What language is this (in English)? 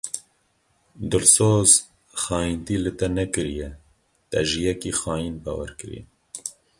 Kurdish